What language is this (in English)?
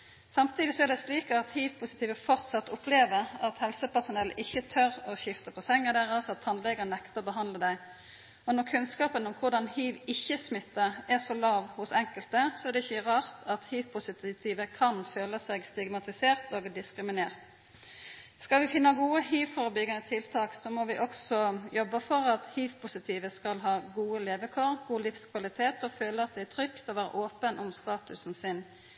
Norwegian Nynorsk